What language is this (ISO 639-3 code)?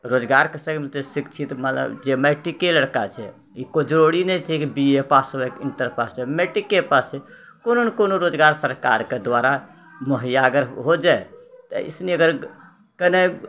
mai